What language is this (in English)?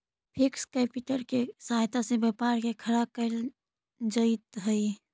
Magahi